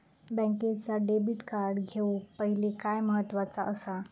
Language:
Marathi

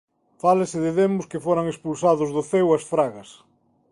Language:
Galician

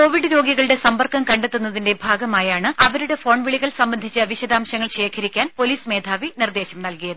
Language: Malayalam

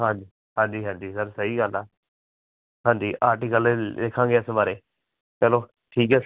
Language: Punjabi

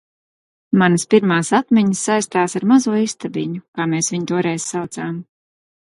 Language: Latvian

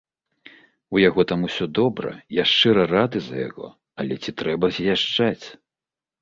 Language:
Belarusian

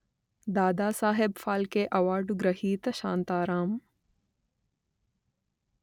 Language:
Telugu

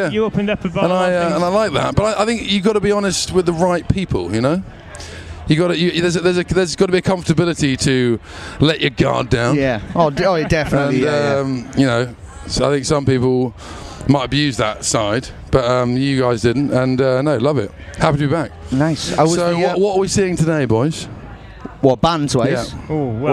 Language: English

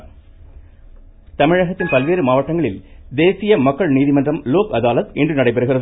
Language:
Tamil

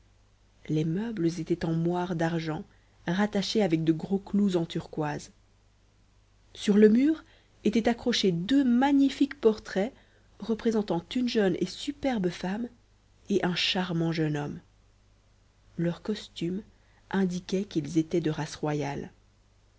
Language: French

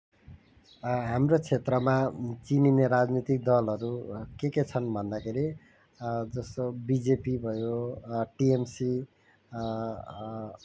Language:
Nepali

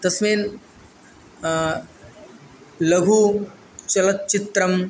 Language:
Sanskrit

